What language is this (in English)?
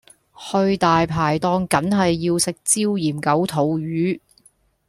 Cantonese